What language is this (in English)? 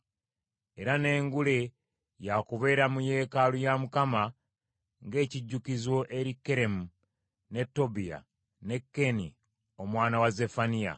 Ganda